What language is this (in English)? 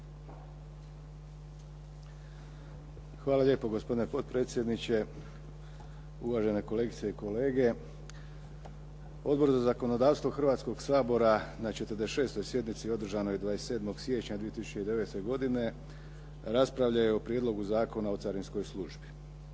Croatian